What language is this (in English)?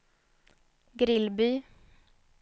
Swedish